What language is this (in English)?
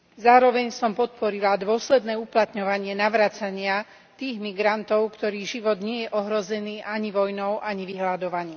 Slovak